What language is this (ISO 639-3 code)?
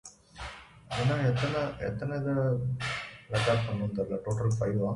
eng